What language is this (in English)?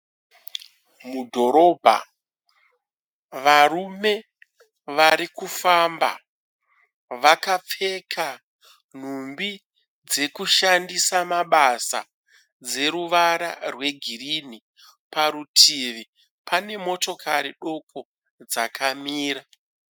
Shona